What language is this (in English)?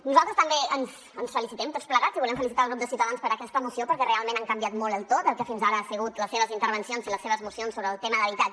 Catalan